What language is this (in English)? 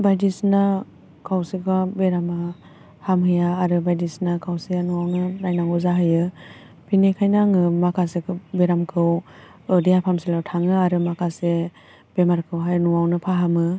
Bodo